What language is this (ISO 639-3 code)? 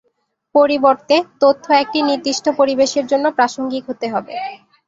ben